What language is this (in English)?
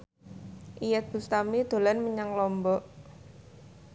Javanese